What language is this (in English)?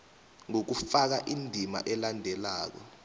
South Ndebele